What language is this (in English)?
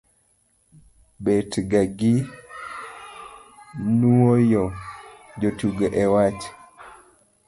Luo (Kenya and Tanzania)